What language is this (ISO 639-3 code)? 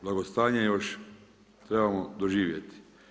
hrv